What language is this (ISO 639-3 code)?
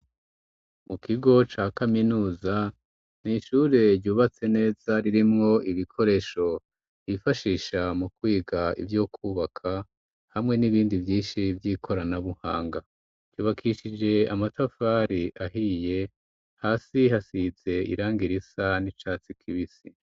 run